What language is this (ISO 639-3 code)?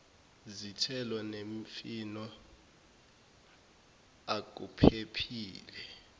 zul